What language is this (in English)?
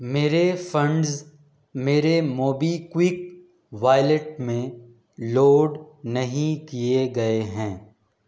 Urdu